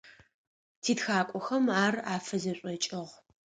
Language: Adyghe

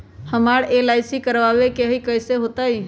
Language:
Magahi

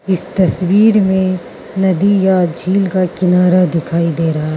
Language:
Hindi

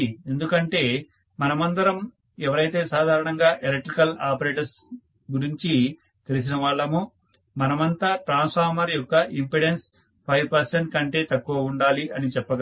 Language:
Telugu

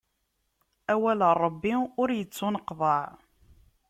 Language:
Kabyle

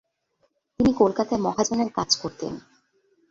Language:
Bangla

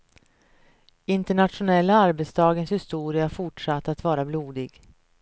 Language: Swedish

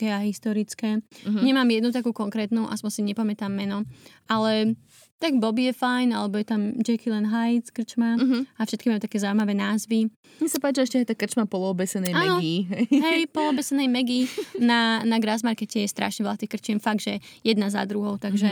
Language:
Slovak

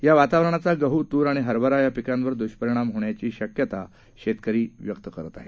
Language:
Marathi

